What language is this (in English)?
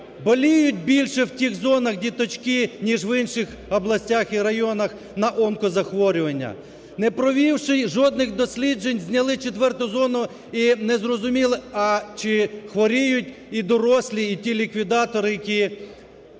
Ukrainian